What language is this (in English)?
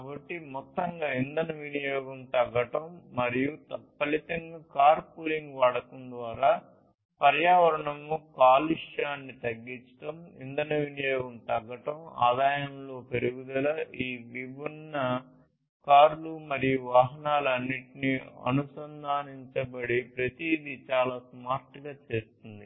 Telugu